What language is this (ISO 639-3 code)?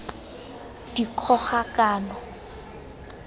tsn